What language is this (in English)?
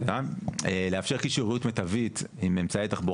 Hebrew